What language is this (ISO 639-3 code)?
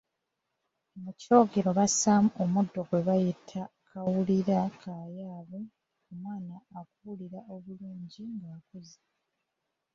lug